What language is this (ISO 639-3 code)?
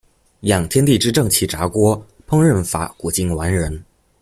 zho